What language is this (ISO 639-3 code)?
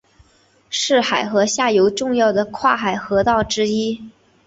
zho